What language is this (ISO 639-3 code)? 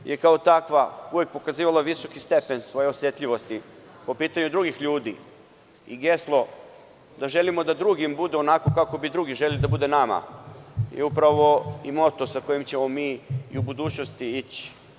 srp